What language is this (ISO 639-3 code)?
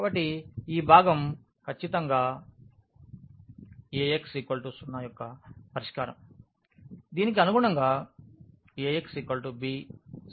tel